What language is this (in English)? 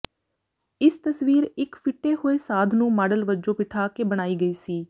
Punjabi